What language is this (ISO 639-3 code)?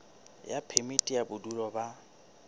sot